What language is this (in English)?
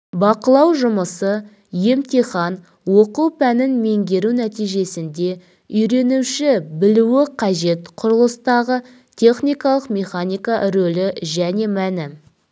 Kazakh